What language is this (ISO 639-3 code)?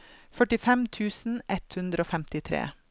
nor